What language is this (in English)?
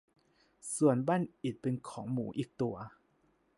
Thai